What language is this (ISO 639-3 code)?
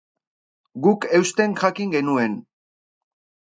eus